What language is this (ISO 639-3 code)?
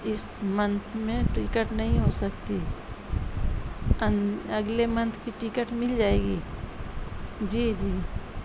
urd